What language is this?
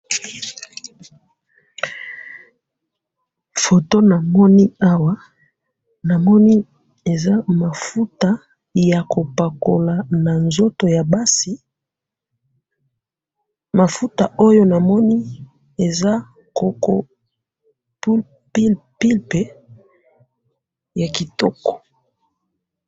Lingala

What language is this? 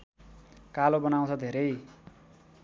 Nepali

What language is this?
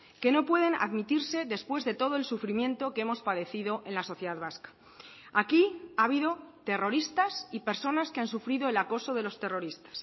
Spanish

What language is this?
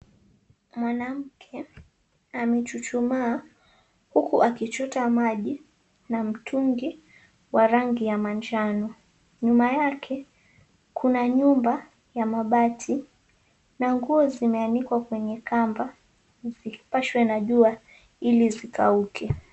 Swahili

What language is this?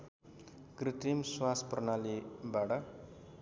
Nepali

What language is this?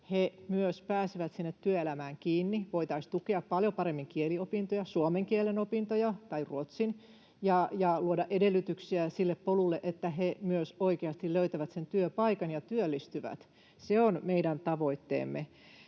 Finnish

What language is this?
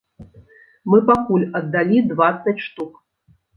Belarusian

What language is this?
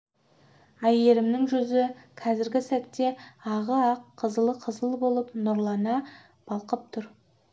Kazakh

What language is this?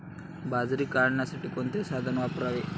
Marathi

